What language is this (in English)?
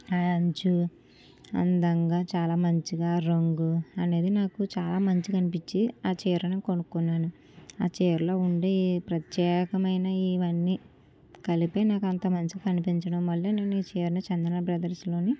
Telugu